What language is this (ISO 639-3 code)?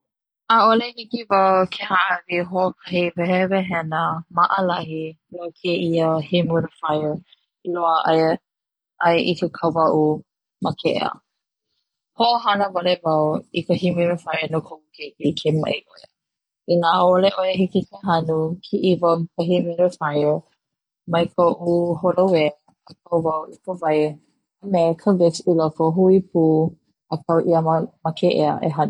haw